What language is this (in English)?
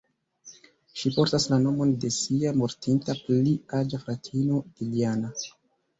Esperanto